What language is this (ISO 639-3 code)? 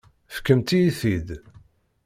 kab